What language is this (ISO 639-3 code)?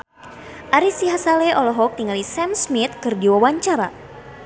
sun